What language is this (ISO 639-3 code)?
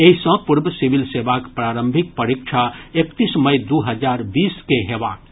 mai